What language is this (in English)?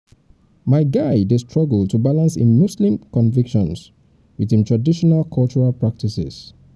Nigerian Pidgin